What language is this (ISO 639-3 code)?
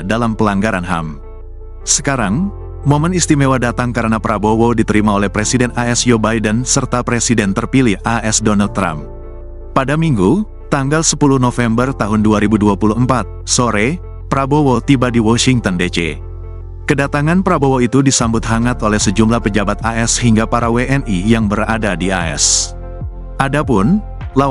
ind